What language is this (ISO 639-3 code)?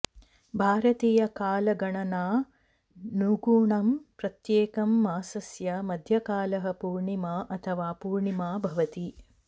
san